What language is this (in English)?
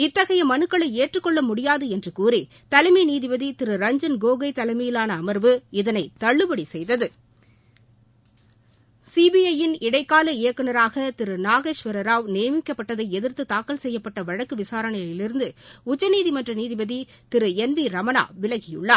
Tamil